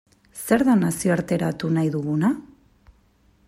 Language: Basque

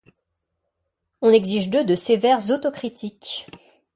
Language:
French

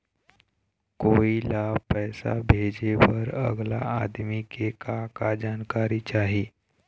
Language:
Chhattisgarhi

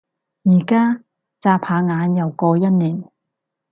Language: Cantonese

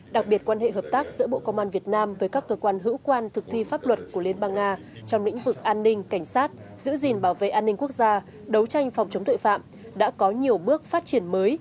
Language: Vietnamese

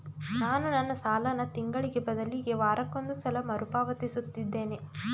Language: Kannada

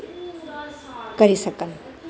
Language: Dogri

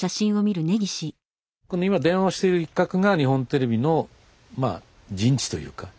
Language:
Japanese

